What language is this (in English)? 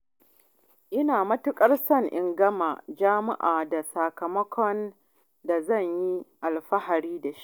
Hausa